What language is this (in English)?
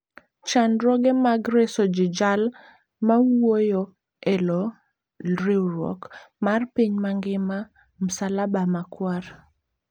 Luo (Kenya and Tanzania)